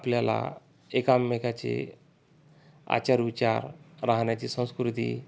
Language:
Marathi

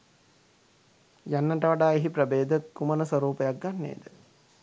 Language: Sinhala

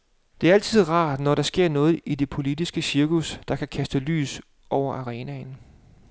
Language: Danish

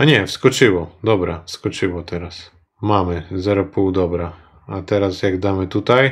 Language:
Polish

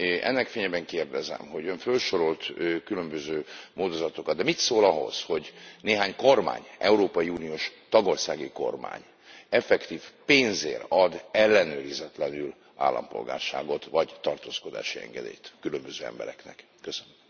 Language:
Hungarian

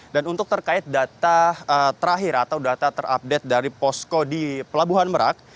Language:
Indonesian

